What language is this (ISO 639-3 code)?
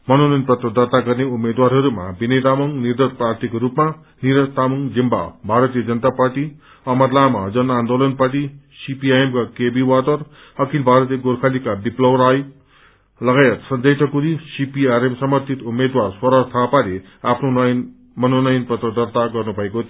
nep